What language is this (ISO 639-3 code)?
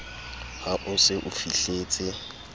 sot